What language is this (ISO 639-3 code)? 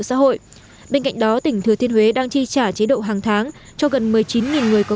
vie